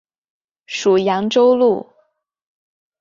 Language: Chinese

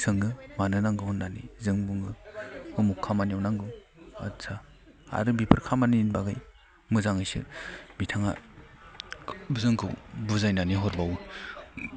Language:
Bodo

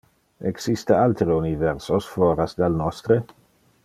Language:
Interlingua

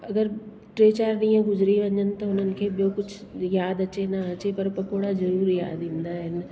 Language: Sindhi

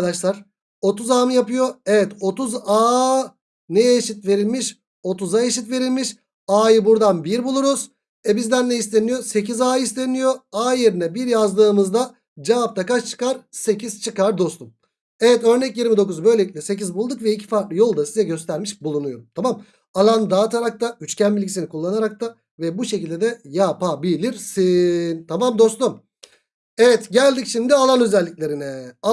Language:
Turkish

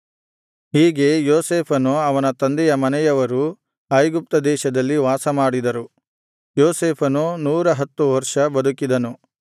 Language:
Kannada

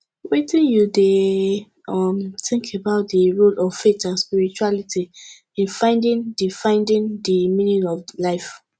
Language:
Nigerian Pidgin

